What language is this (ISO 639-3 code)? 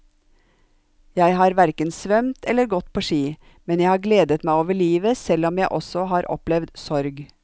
nor